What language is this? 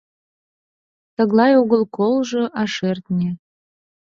Mari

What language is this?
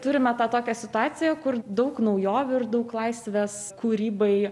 Lithuanian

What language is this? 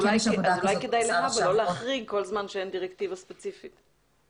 Hebrew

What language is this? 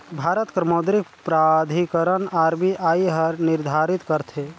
Chhattisgarhi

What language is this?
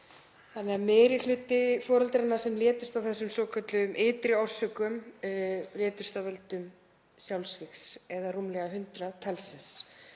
Icelandic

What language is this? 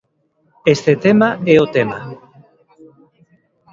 Galician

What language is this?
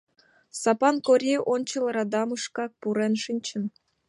Mari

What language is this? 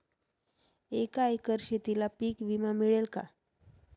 Marathi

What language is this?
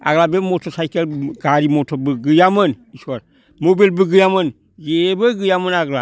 Bodo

